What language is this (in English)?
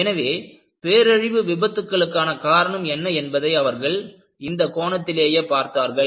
Tamil